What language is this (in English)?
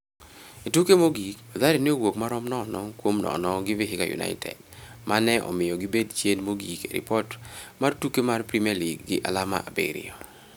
Luo (Kenya and Tanzania)